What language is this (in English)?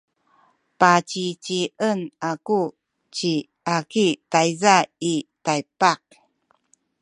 Sakizaya